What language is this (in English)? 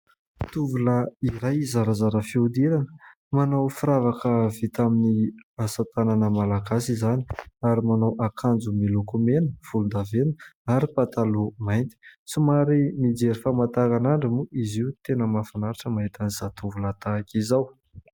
Malagasy